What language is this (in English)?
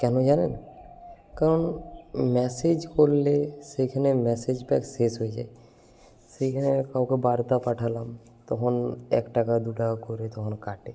Bangla